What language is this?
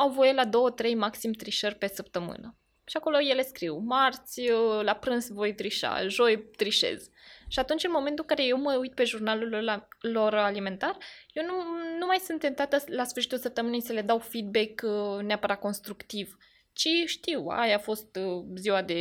Romanian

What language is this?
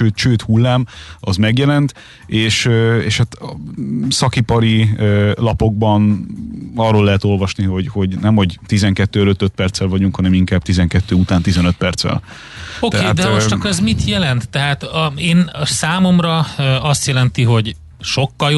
Hungarian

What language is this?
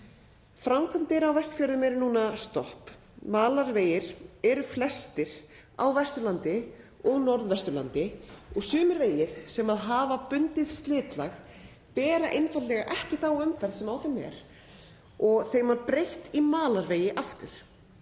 Icelandic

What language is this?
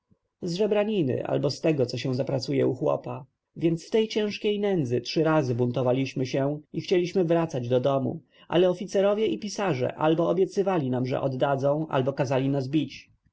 Polish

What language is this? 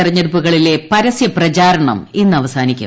Malayalam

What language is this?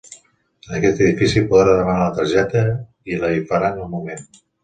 Catalan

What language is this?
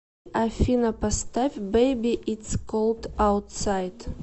Russian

